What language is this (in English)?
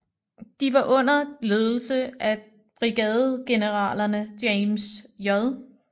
Danish